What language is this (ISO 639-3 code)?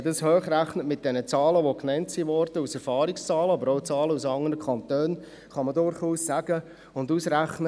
gsw